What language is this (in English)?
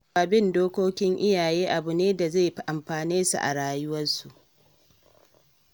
Hausa